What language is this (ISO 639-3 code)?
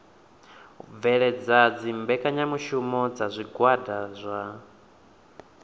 ven